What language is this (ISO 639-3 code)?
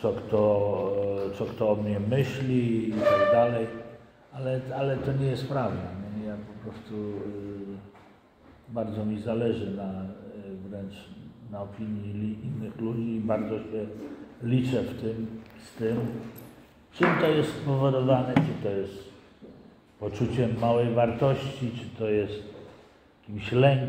pol